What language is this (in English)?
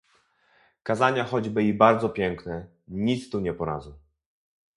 Polish